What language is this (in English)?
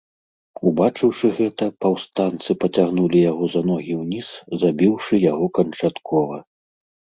Belarusian